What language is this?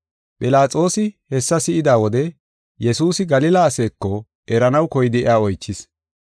Gofa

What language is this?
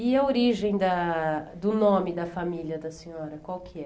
Portuguese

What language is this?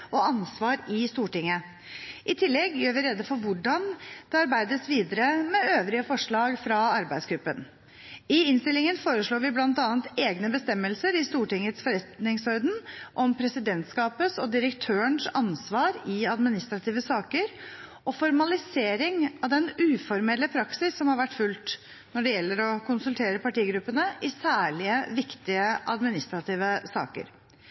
Norwegian Bokmål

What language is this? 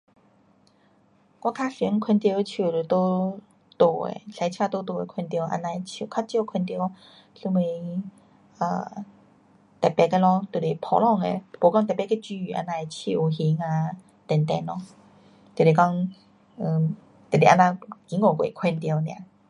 Pu-Xian Chinese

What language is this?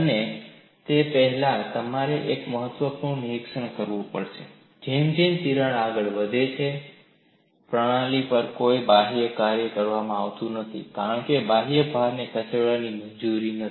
Gujarati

